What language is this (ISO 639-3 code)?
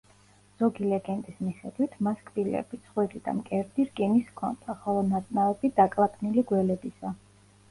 kat